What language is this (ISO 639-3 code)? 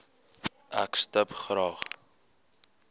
afr